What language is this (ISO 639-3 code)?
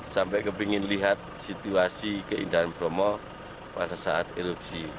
ind